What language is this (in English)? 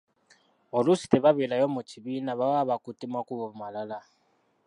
Ganda